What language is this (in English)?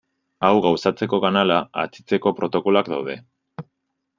Basque